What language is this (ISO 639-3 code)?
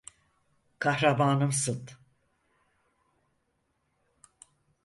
tur